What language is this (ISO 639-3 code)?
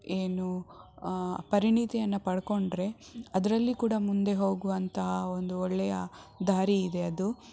kan